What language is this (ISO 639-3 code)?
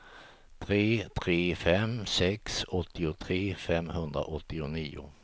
swe